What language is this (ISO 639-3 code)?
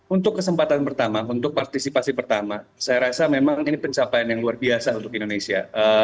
ind